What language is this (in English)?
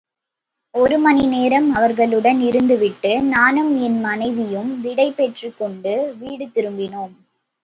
Tamil